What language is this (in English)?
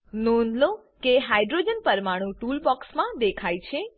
Gujarati